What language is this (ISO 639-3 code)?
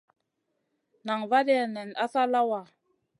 mcn